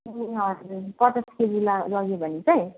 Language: Nepali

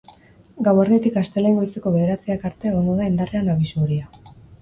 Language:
Basque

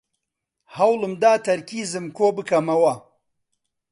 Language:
Central Kurdish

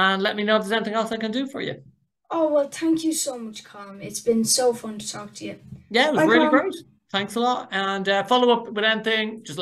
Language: English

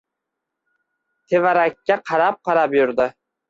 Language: Uzbek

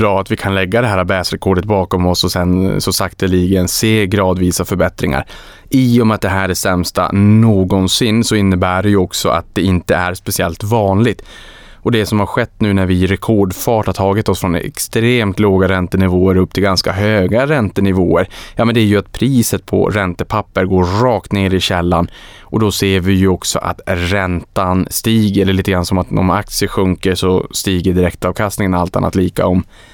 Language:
Swedish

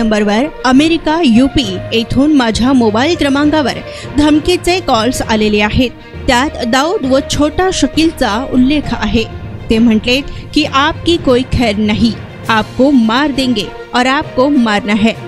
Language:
Marathi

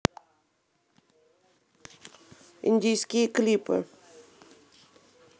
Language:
Russian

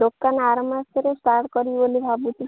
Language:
Odia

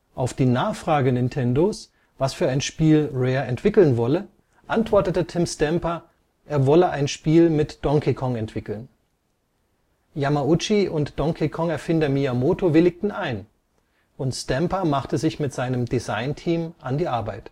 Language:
German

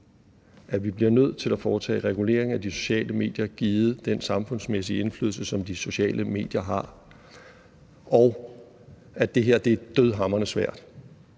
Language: Danish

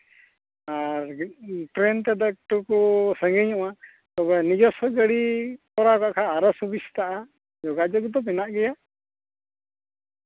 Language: Santali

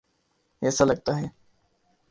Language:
Urdu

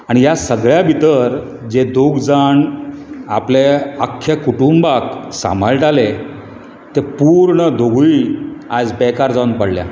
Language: Konkani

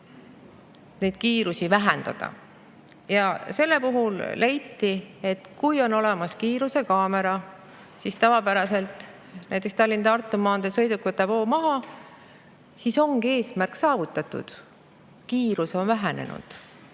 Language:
Estonian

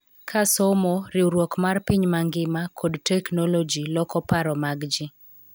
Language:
Luo (Kenya and Tanzania)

